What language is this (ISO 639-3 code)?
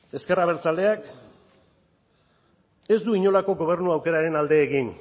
eus